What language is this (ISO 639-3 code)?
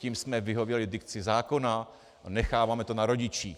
ces